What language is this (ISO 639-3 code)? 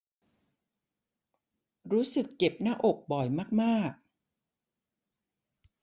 tha